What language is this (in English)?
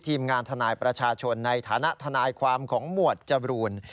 Thai